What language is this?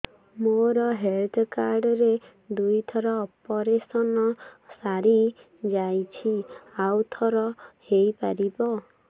Odia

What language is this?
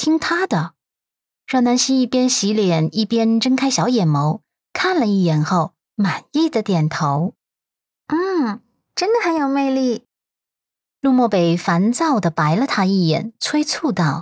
Chinese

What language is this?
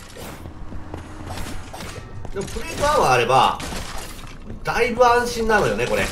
Japanese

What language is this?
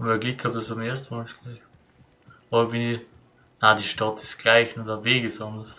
German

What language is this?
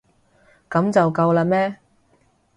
Cantonese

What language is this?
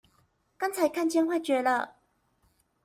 Chinese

